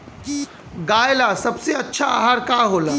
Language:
Bhojpuri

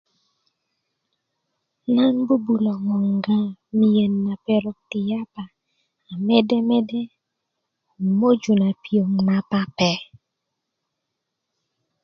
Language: Kuku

